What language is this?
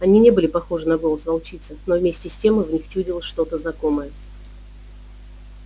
Russian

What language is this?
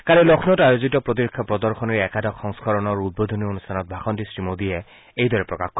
Assamese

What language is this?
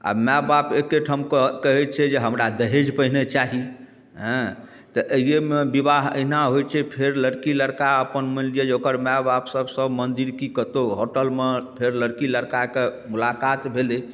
Maithili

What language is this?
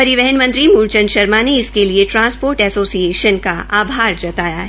Hindi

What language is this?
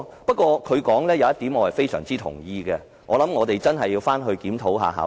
Cantonese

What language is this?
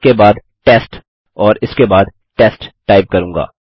Hindi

